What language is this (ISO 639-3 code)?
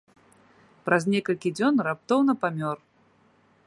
bel